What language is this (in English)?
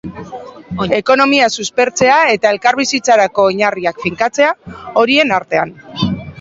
Basque